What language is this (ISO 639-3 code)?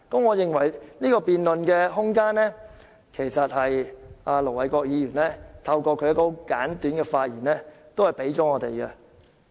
yue